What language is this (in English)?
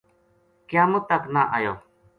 Gujari